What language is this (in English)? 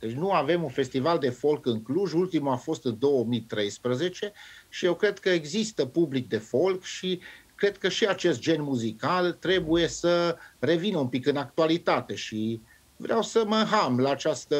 Romanian